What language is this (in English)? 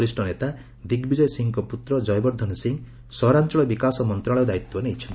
Odia